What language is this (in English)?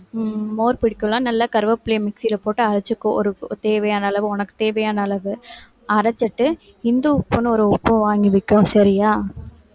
Tamil